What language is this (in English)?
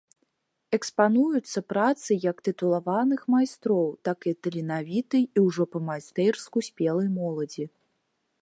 Belarusian